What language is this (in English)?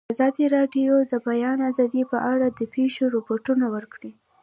Pashto